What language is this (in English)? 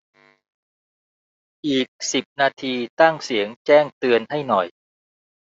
Thai